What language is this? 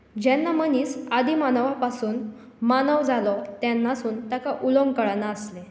Konkani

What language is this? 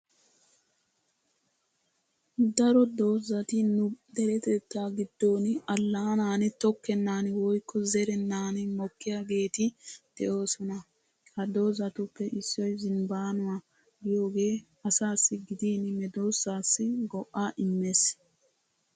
Wolaytta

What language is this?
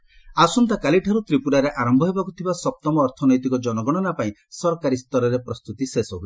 Odia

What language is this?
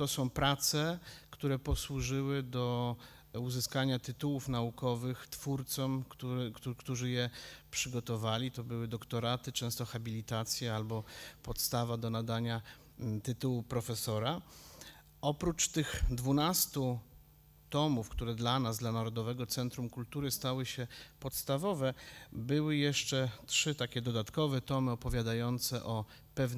Polish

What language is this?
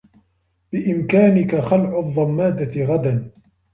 Arabic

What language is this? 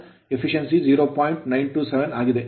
Kannada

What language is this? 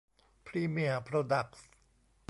Thai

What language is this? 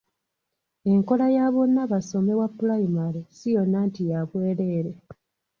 Ganda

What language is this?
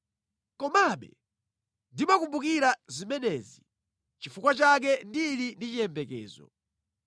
Nyanja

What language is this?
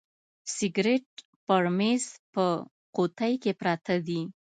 Pashto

